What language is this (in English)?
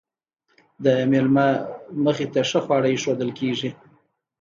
Pashto